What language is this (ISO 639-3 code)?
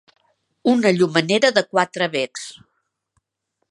cat